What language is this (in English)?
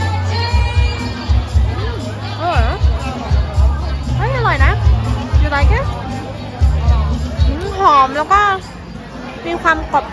Thai